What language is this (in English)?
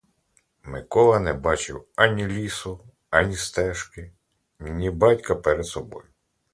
Ukrainian